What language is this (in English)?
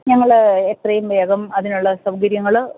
Malayalam